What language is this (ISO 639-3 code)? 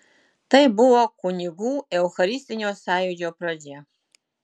lit